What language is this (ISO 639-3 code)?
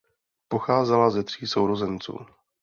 ces